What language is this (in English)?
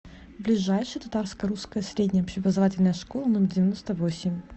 Russian